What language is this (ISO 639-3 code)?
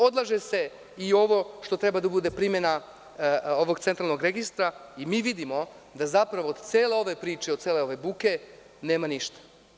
srp